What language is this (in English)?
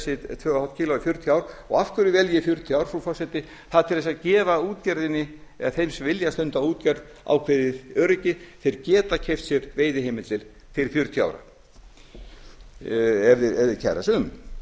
Icelandic